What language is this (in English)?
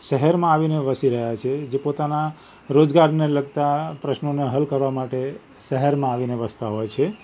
Gujarati